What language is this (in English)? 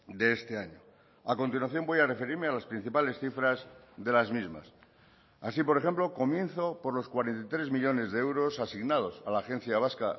Spanish